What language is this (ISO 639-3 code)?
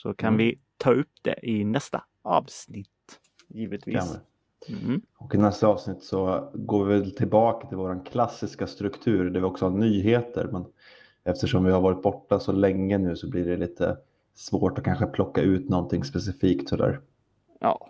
swe